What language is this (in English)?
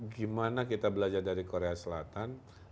Indonesian